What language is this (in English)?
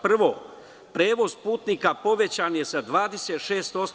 Serbian